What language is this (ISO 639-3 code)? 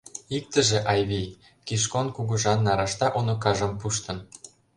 chm